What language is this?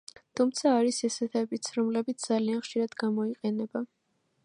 Georgian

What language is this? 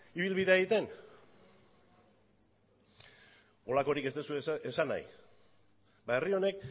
Basque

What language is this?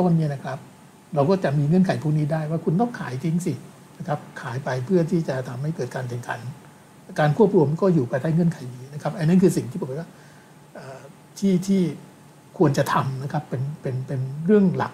Thai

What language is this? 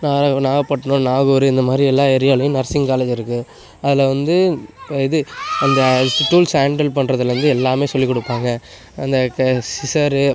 Tamil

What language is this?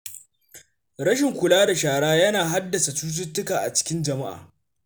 Hausa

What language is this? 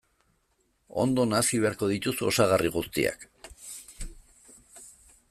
Basque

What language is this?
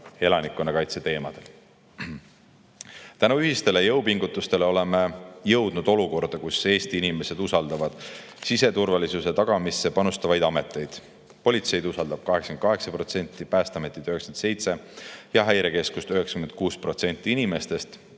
Estonian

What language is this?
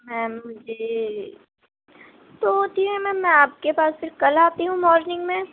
Urdu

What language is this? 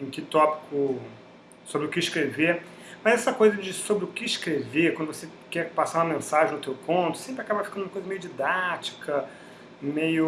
Portuguese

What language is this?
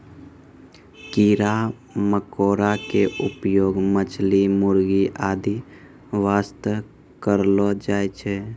Maithili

